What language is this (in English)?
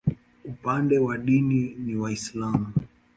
Swahili